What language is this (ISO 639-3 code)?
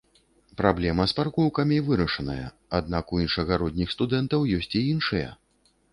bel